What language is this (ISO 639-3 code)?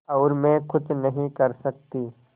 hin